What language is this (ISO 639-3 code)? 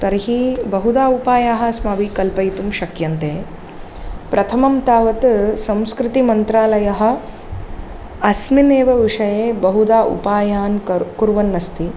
san